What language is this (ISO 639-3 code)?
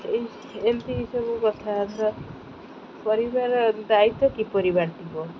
ori